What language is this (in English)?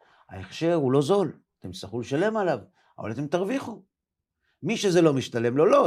Hebrew